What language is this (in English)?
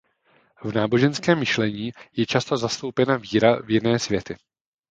Czech